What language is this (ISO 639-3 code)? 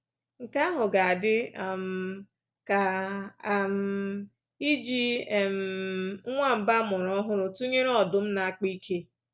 ibo